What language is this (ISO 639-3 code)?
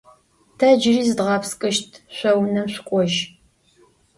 ady